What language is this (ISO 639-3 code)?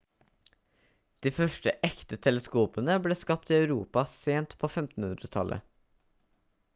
nob